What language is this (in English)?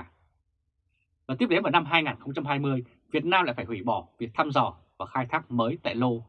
Vietnamese